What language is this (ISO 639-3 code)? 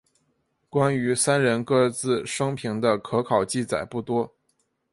zho